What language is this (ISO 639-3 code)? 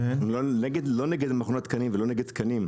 heb